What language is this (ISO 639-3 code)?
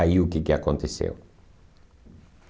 por